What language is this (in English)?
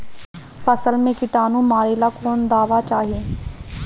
Bhojpuri